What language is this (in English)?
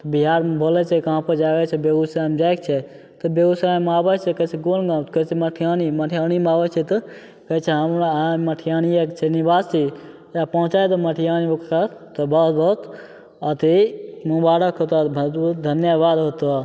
Maithili